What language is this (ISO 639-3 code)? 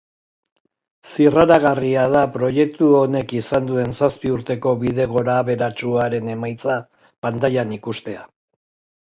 eus